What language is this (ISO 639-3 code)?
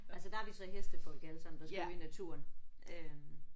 dan